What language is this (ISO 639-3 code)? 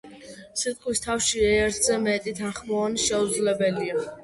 kat